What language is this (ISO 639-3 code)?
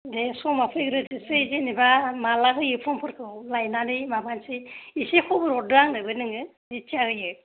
brx